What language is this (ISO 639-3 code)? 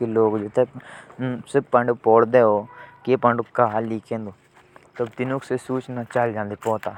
jns